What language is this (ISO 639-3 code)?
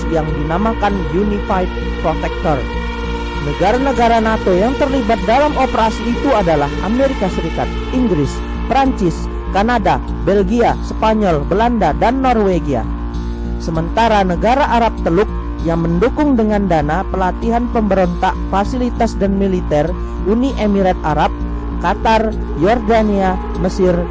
ind